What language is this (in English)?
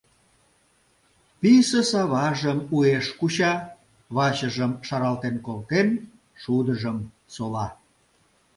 Mari